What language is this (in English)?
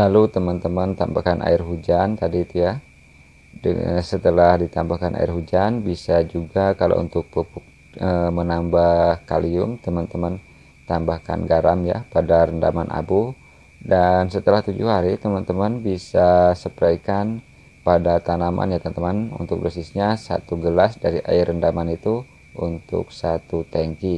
Indonesian